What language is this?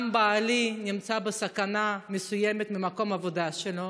Hebrew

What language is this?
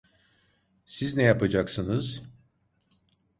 Turkish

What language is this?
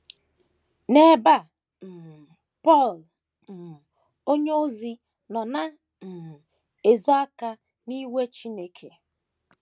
Igbo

